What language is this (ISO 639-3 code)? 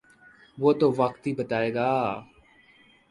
urd